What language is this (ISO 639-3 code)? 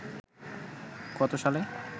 ben